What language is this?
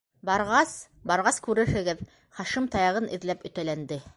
Bashkir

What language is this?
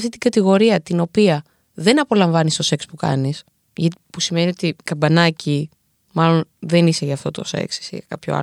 Greek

